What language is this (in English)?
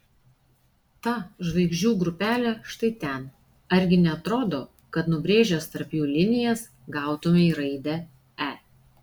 Lithuanian